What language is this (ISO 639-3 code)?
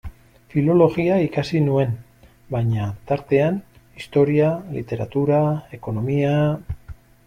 eus